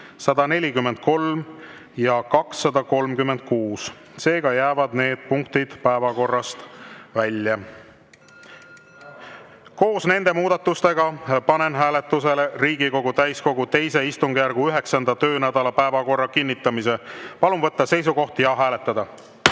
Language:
Estonian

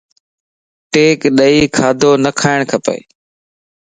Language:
Lasi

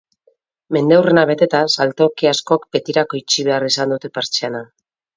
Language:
Basque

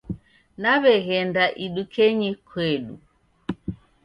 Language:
Taita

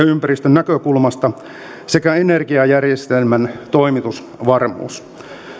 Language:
Finnish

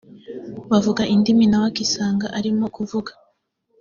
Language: Kinyarwanda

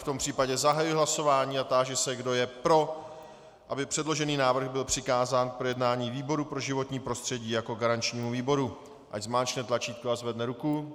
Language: Czech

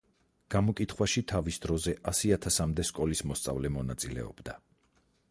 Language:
Georgian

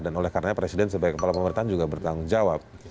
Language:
Indonesian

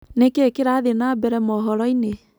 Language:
Kikuyu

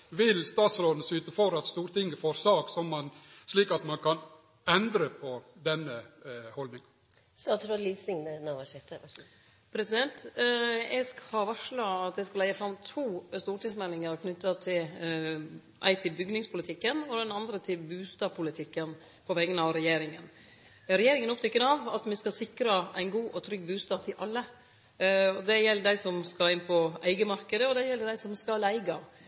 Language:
Norwegian Nynorsk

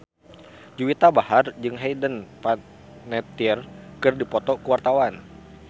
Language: Sundanese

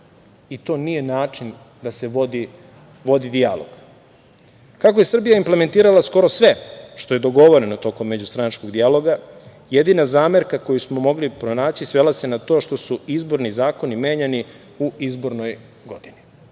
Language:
Serbian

